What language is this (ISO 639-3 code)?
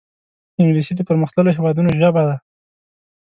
pus